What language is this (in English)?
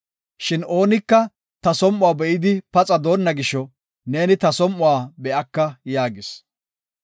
Gofa